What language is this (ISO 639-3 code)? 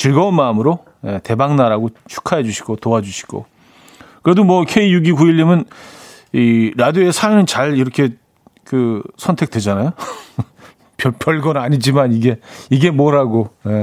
kor